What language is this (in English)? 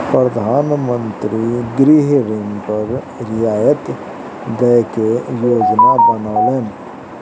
Maithili